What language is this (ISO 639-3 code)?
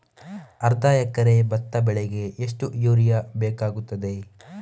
kan